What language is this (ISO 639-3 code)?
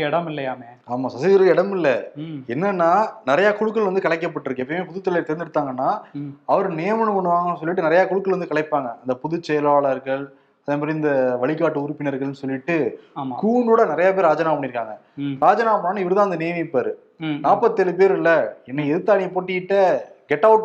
tam